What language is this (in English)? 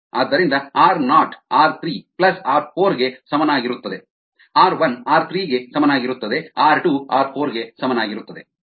Kannada